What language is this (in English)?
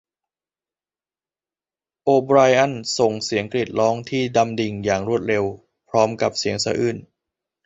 Thai